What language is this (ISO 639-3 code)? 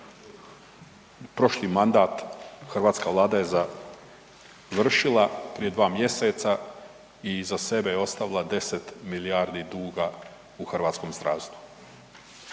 hrv